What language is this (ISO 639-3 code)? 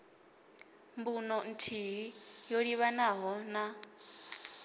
ven